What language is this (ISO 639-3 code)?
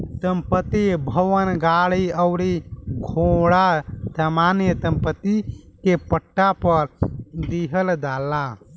bho